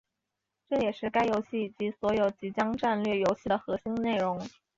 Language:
Chinese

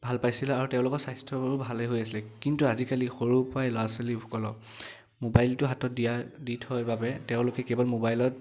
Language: Assamese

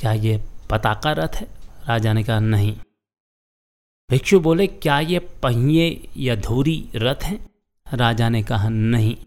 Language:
Hindi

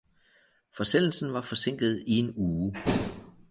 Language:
Danish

